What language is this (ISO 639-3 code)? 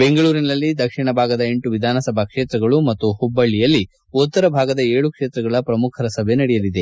kan